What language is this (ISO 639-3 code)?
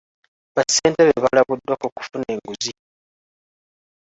lug